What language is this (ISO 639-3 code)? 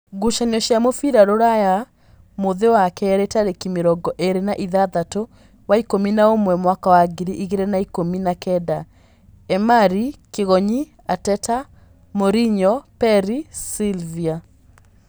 kik